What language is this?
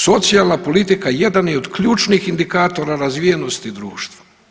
Croatian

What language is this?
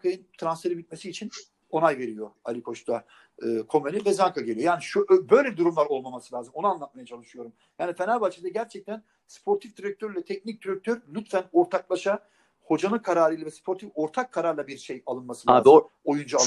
Turkish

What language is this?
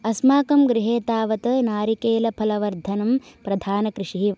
Sanskrit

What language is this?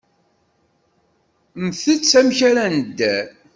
Kabyle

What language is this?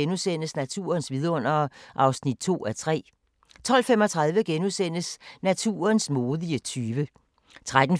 Danish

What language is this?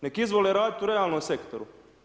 Croatian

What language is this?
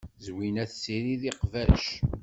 Kabyle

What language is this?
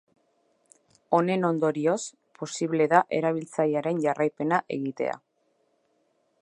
Basque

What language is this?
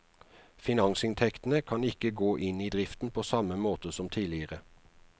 Norwegian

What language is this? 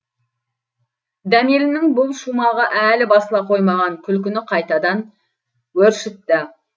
Kazakh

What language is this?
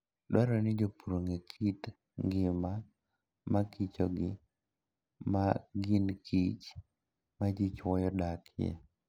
Luo (Kenya and Tanzania)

